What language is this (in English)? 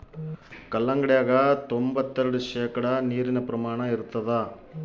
Kannada